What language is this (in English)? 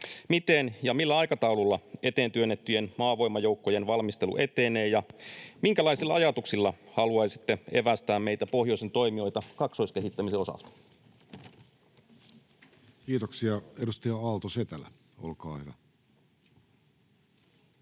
Finnish